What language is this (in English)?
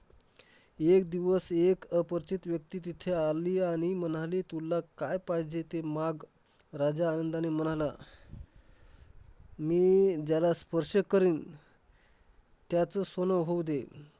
Marathi